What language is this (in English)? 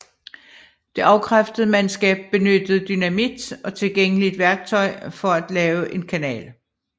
Danish